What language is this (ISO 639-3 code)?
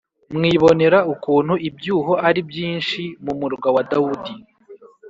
kin